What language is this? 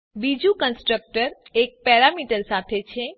Gujarati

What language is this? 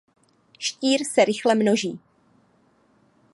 Czech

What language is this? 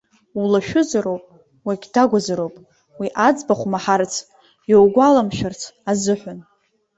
Abkhazian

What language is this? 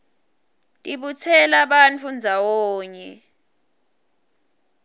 Swati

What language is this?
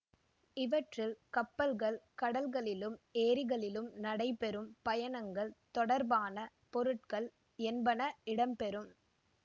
Tamil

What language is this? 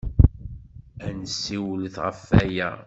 Kabyle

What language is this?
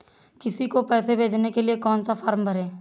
Hindi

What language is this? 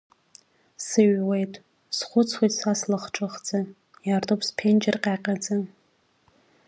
Abkhazian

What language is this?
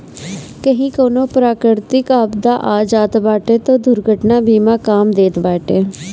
Bhojpuri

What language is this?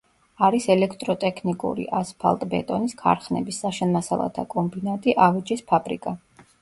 Georgian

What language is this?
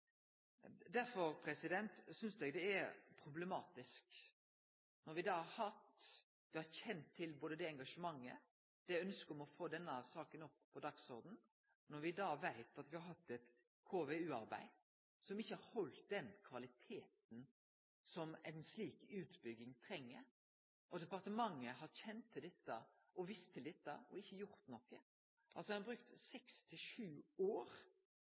Norwegian Nynorsk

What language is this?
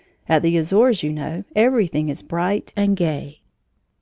English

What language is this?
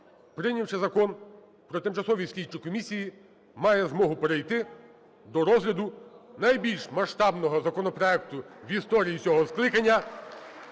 Ukrainian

